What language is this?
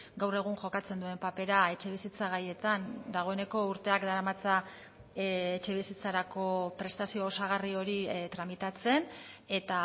Basque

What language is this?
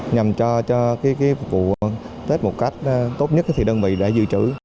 Vietnamese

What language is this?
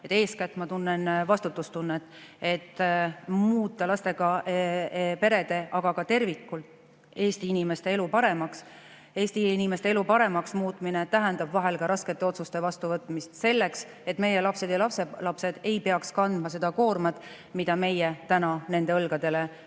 Estonian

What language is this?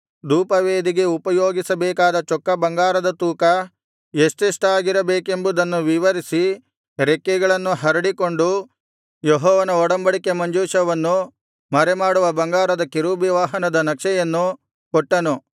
Kannada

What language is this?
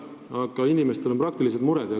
Estonian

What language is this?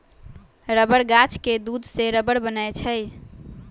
Magahi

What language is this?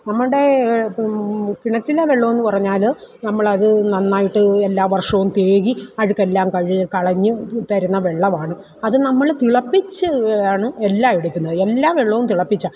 Malayalam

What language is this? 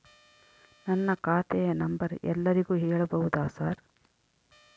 Kannada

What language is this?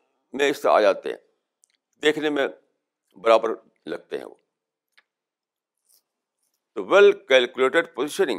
Urdu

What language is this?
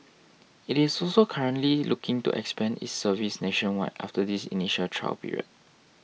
English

